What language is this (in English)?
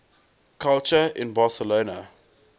English